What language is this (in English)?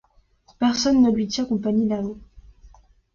French